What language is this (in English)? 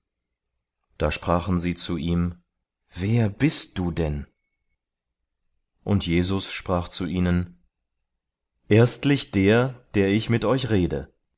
German